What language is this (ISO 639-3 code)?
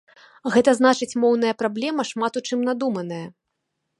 bel